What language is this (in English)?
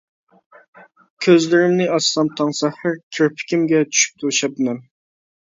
Uyghur